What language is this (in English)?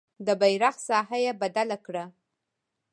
Pashto